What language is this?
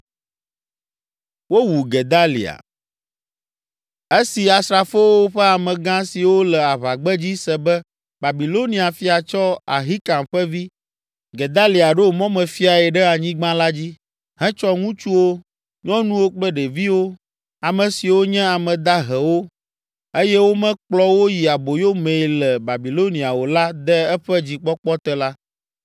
Ewe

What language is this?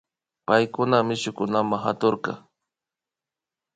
Imbabura Highland Quichua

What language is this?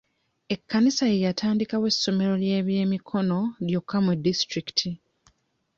Ganda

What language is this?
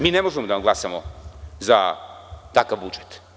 Serbian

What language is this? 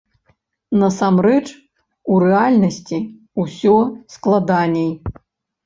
Belarusian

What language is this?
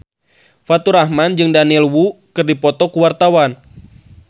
Sundanese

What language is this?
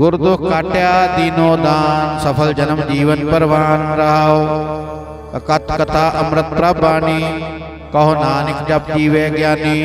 Indonesian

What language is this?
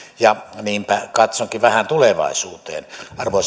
Finnish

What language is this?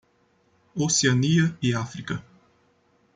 Portuguese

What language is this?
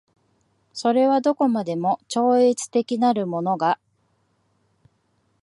Japanese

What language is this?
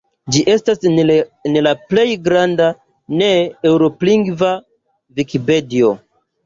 Esperanto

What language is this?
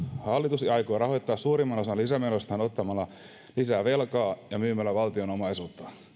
Finnish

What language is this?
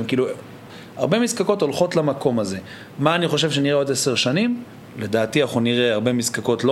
Hebrew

